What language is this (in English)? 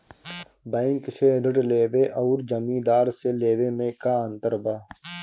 Bhojpuri